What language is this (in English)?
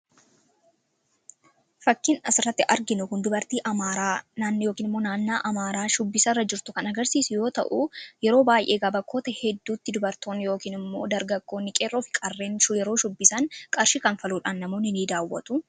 Oromo